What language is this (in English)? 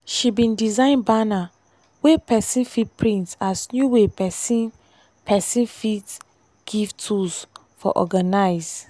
Nigerian Pidgin